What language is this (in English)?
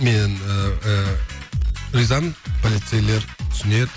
Kazakh